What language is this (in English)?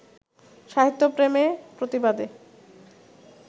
Bangla